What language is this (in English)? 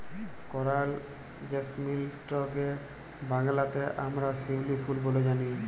Bangla